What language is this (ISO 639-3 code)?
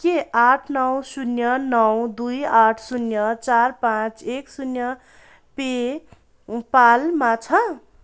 nep